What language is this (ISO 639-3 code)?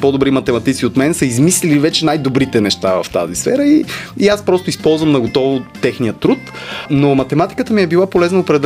bul